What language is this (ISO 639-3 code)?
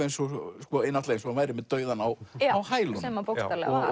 isl